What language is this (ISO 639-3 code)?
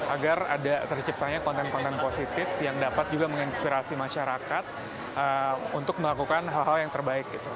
ind